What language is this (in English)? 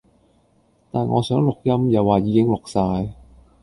Cantonese